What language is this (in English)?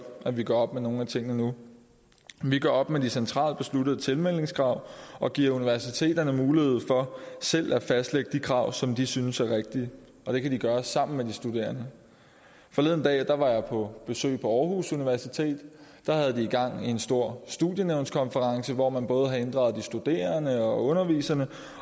Danish